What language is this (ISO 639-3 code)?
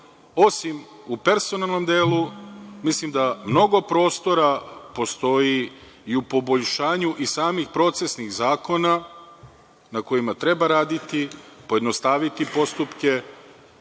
srp